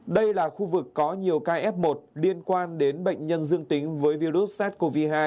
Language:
Vietnamese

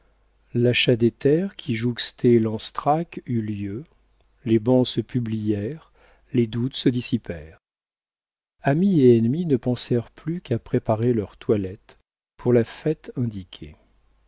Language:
French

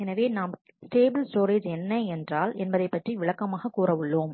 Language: Tamil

